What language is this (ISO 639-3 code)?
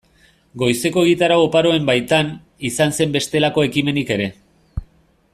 eus